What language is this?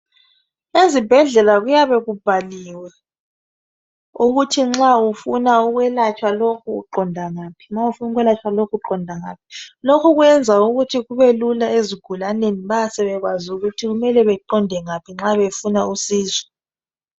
North Ndebele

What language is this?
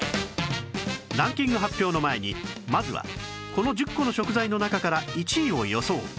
Japanese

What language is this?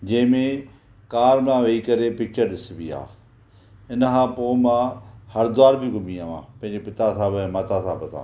Sindhi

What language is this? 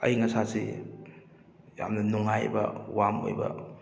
Manipuri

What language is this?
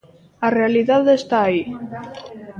Galician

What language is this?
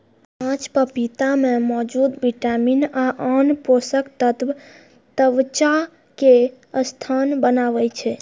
Maithili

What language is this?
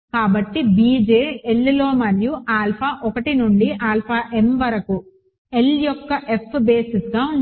Telugu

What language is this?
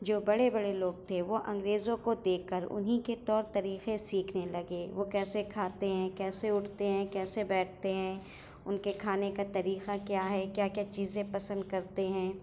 Urdu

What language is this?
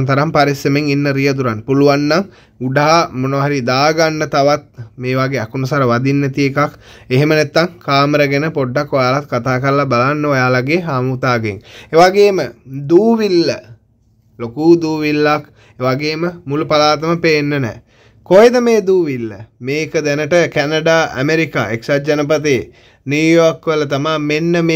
Arabic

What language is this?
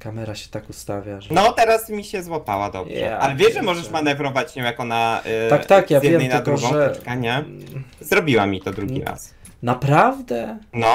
Polish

